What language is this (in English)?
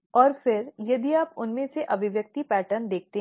Hindi